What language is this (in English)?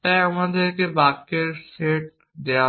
Bangla